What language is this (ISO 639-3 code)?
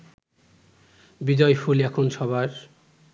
ben